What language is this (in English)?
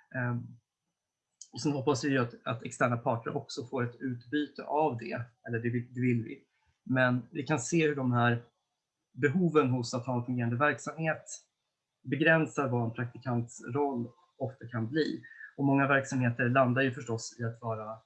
Swedish